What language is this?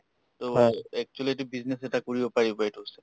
Assamese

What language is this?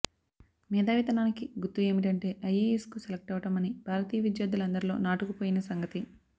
Telugu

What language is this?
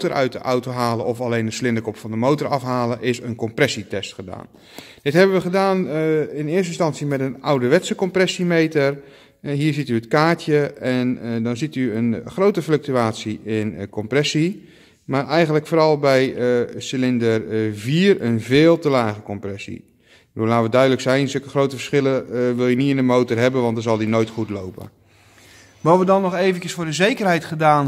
Dutch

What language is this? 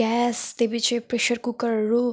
Nepali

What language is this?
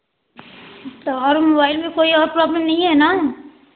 Hindi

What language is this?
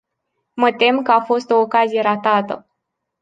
Romanian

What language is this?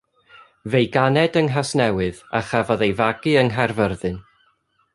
Welsh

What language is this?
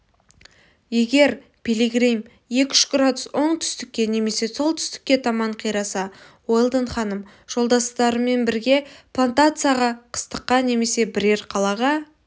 Kazakh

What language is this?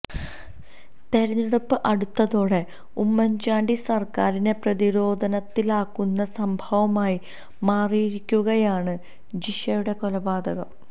Malayalam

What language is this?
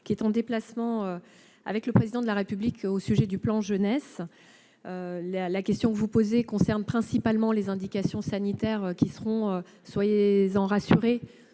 French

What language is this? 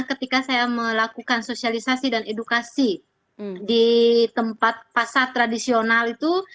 Indonesian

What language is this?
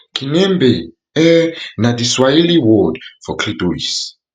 Nigerian Pidgin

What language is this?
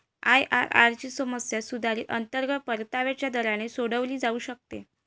Marathi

